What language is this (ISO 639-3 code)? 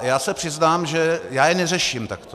ces